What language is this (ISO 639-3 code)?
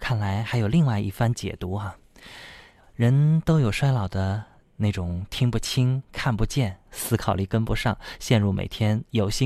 zho